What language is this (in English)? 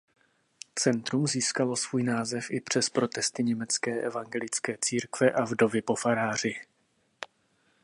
Czech